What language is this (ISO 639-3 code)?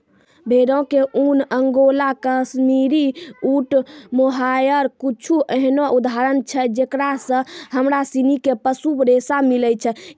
mai